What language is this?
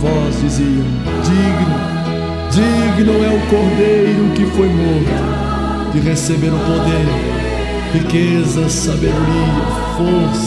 Portuguese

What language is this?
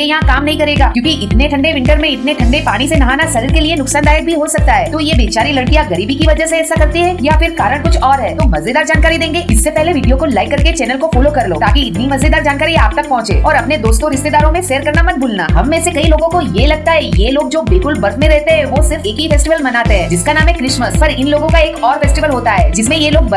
Hindi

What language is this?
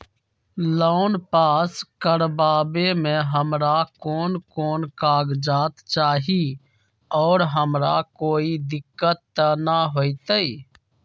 Magahi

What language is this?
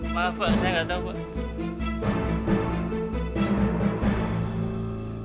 Indonesian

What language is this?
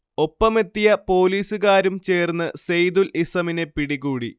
Malayalam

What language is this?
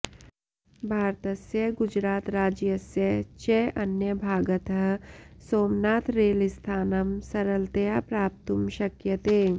Sanskrit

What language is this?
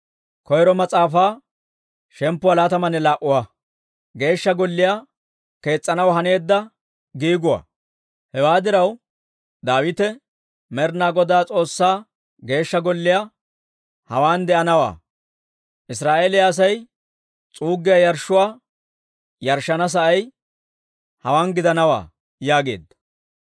Dawro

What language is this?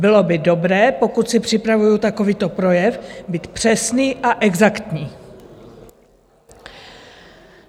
Czech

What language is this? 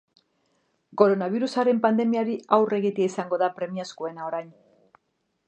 Basque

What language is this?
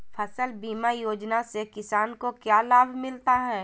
Magahi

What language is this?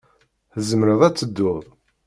Kabyle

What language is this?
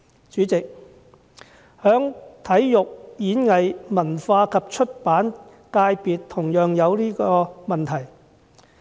Cantonese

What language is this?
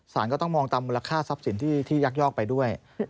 Thai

